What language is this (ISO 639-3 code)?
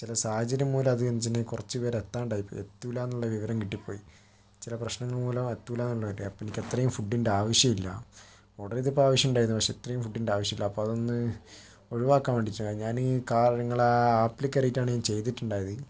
mal